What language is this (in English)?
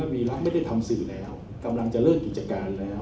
Thai